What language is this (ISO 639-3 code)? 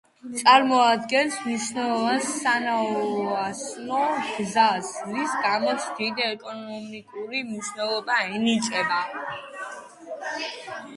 kat